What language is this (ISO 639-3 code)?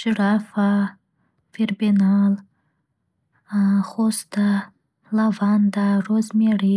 uzb